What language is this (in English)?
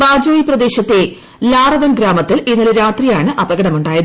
Malayalam